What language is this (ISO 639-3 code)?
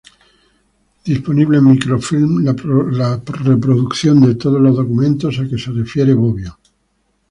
spa